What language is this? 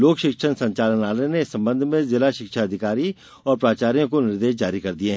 Hindi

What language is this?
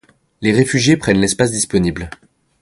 French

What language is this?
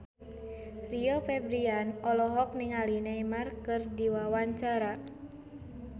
Sundanese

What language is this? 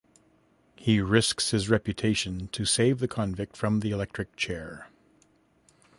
English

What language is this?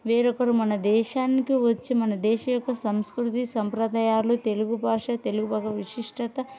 Telugu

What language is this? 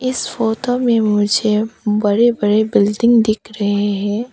Hindi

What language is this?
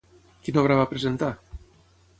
Catalan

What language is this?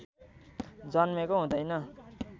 Nepali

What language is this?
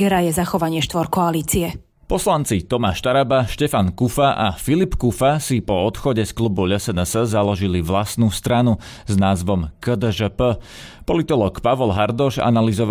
Slovak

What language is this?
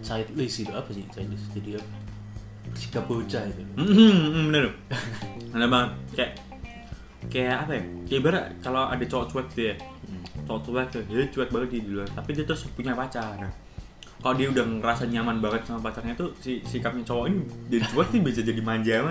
Indonesian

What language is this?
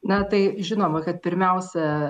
Lithuanian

